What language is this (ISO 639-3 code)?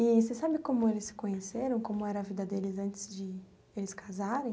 por